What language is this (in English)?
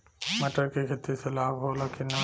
Bhojpuri